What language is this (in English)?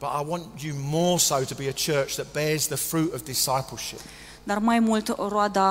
Romanian